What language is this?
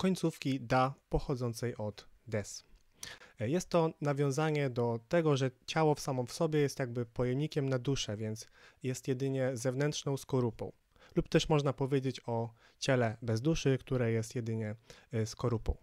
Polish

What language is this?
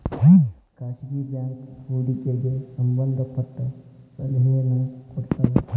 Kannada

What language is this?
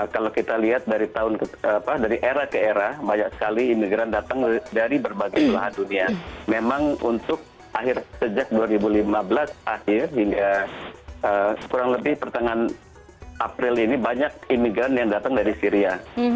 Indonesian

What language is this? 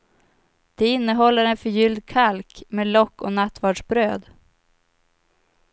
Swedish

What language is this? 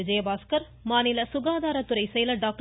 Tamil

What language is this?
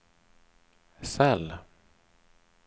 Swedish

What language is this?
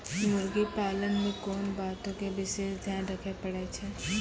Maithili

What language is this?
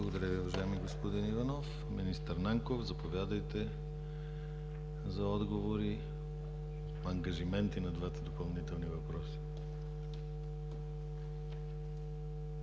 Bulgarian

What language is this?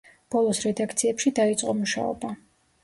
Georgian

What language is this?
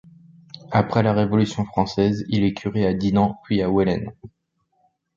French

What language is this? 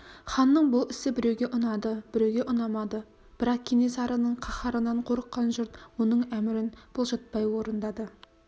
Kazakh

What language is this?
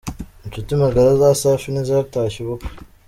Kinyarwanda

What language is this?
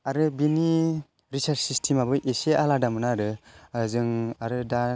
Bodo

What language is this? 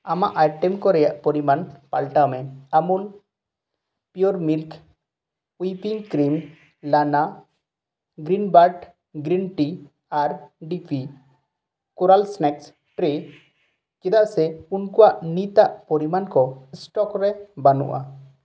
Santali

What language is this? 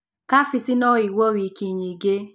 Kikuyu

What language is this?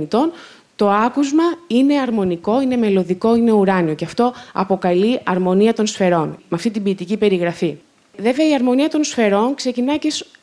Greek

